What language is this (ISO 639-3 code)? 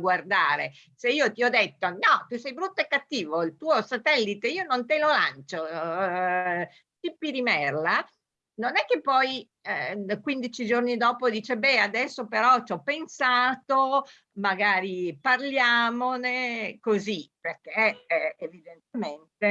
ita